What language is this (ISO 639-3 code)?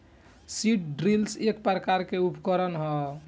bho